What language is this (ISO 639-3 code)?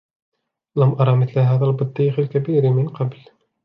ara